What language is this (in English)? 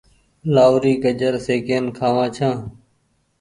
Goaria